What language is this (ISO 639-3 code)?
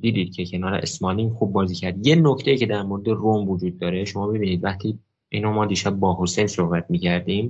fas